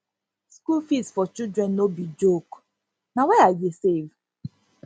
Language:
Nigerian Pidgin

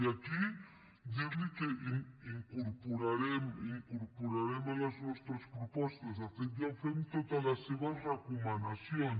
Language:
Catalan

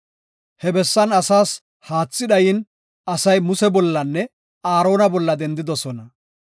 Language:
Gofa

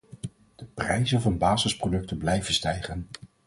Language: Dutch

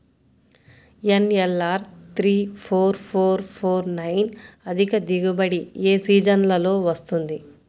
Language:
Telugu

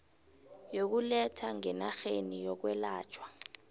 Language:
South Ndebele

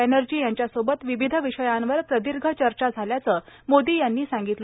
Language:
Marathi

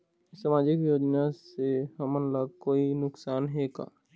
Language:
Chhattisgarhi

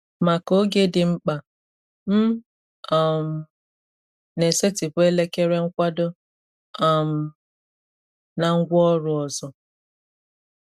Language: Igbo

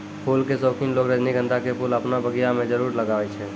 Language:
Maithili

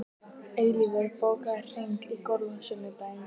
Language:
Icelandic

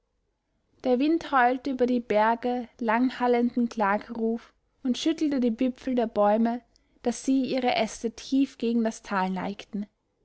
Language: German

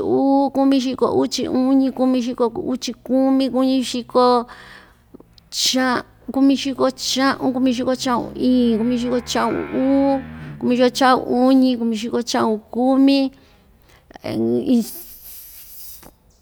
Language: Ixtayutla Mixtec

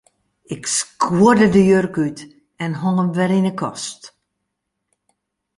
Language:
Western Frisian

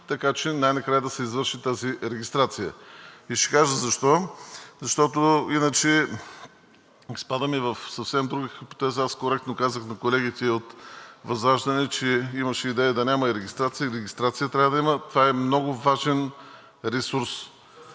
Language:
Bulgarian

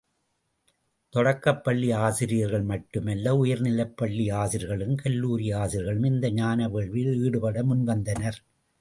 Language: Tamil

